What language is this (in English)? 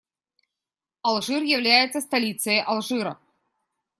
Russian